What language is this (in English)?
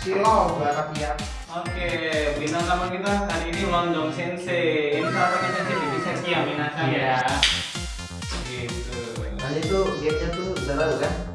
Indonesian